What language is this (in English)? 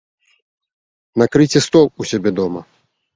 Belarusian